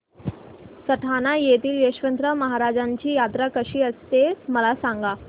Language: Marathi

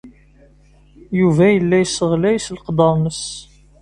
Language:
Kabyle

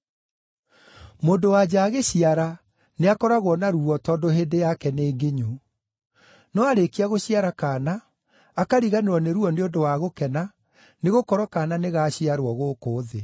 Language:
Kikuyu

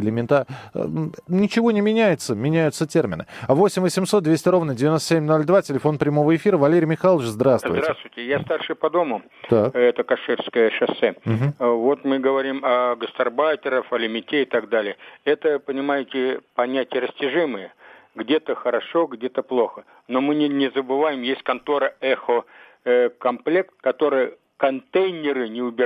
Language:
Russian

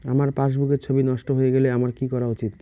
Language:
Bangla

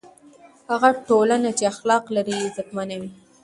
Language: Pashto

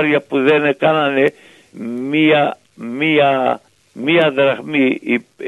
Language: Greek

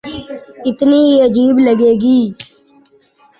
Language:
Urdu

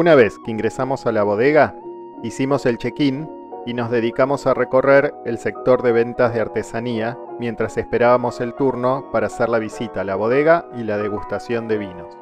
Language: Spanish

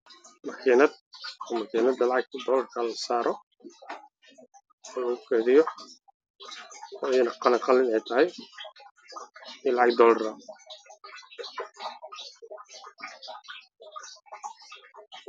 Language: Somali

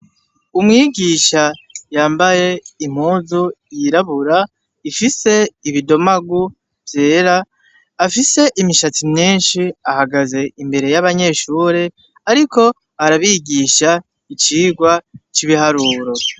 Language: Rundi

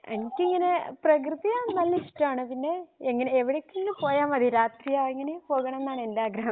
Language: Malayalam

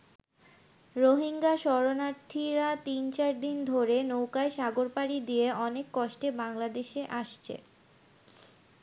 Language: Bangla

